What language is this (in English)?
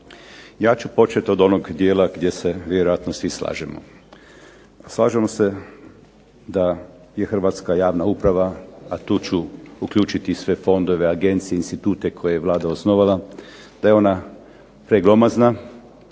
Croatian